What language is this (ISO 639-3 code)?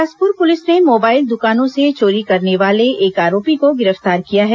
hin